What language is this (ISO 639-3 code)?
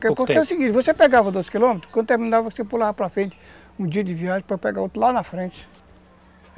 por